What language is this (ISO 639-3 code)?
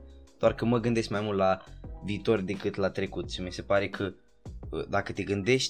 ron